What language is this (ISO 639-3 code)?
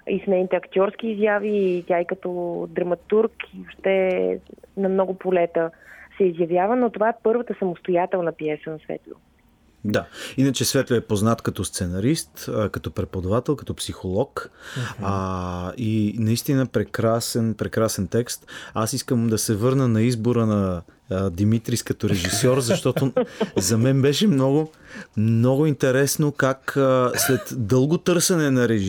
bul